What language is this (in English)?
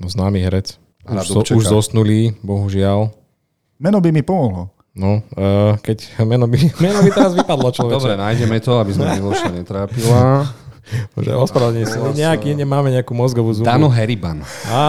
Slovak